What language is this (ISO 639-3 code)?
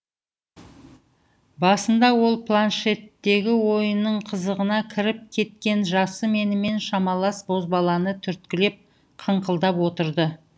kaz